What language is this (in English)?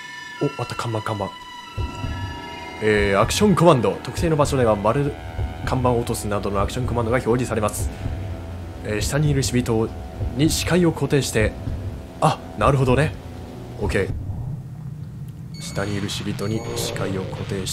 Japanese